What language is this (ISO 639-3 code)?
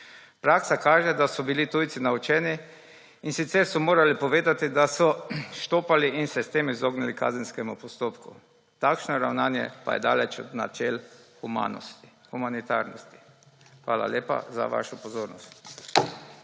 slv